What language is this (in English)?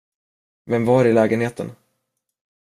Swedish